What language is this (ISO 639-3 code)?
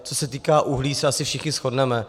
ces